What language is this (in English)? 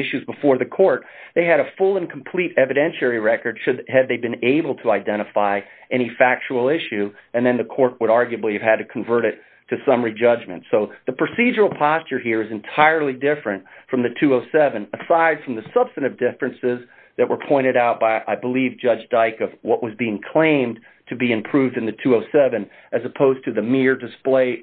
English